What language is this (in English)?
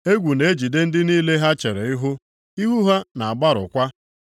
Igbo